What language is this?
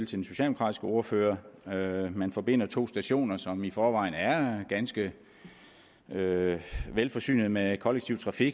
Danish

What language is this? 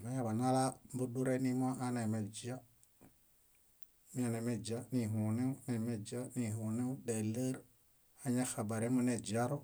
Bayot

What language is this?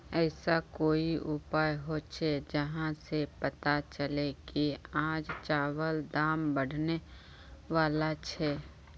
Magahi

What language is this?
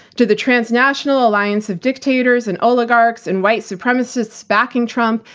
English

